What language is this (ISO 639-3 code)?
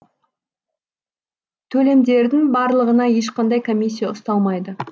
kaz